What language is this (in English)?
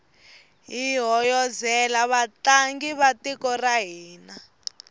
Tsonga